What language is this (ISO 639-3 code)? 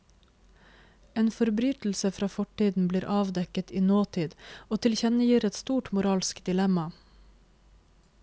nor